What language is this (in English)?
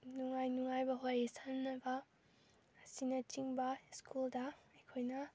Manipuri